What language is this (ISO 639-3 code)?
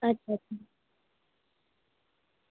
doi